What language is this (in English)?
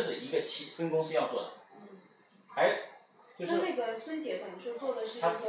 Chinese